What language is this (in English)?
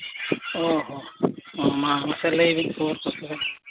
Santali